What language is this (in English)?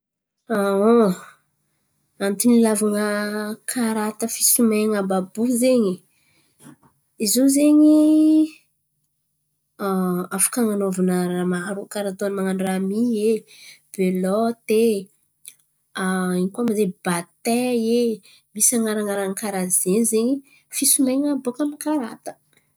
Antankarana Malagasy